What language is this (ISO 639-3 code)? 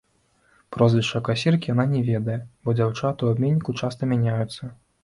bel